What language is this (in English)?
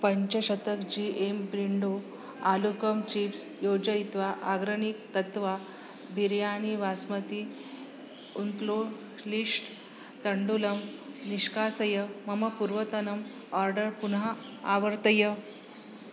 Sanskrit